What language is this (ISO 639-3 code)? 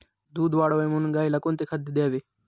mar